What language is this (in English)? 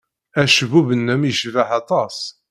Kabyle